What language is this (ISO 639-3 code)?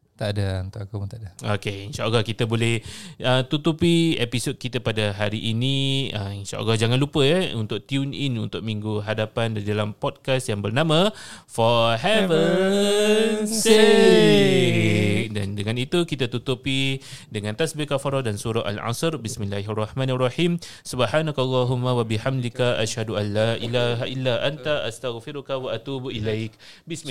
msa